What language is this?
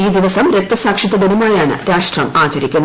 Malayalam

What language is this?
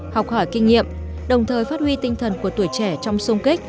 Vietnamese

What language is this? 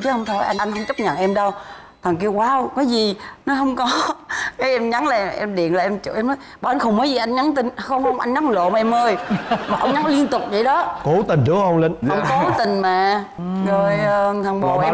Vietnamese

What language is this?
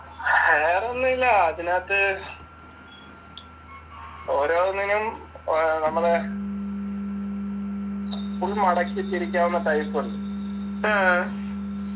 Malayalam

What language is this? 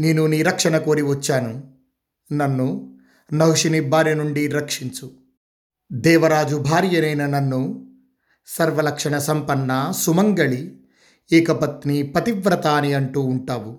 Telugu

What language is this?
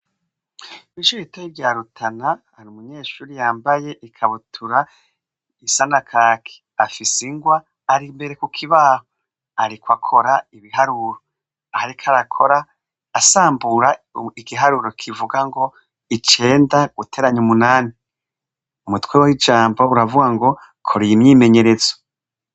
Rundi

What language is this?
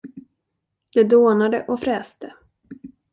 Swedish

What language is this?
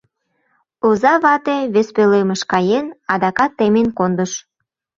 Mari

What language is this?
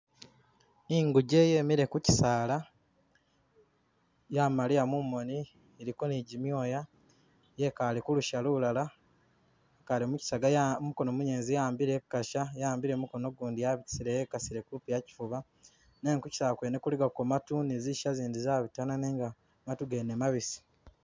Masaaba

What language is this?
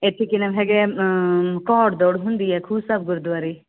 Punjabi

